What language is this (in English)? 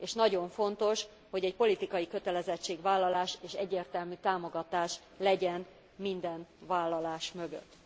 Hungarian